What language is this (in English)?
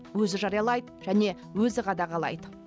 Kazakh